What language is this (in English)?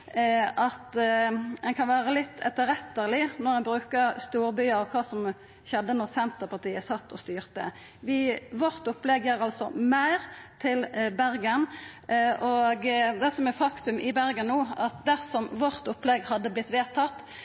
Norwegian Nynorsk